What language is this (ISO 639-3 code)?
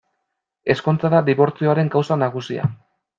eus